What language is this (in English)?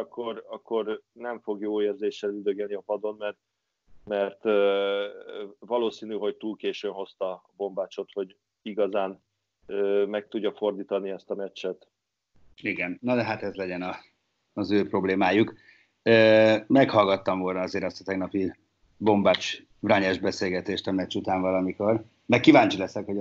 Hungarian